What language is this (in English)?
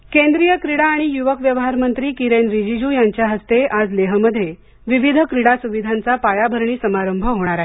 Marathi